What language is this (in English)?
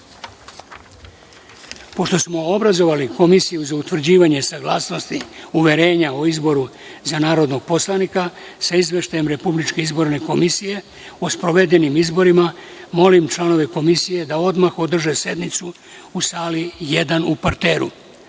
Serbian